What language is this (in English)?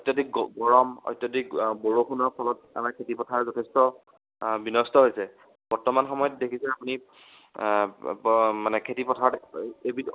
Assamese